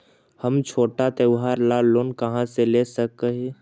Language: Magahi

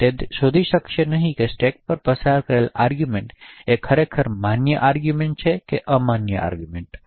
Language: Gujarati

